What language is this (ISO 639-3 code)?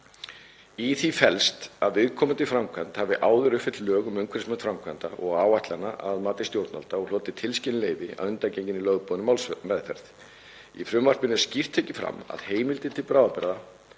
isl